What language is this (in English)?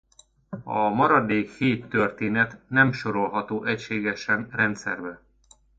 Hungarian